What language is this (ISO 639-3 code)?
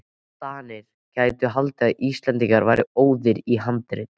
isl